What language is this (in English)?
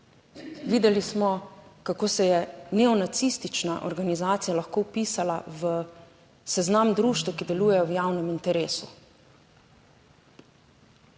Slovenian